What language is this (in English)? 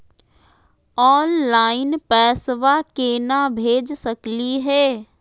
Magahi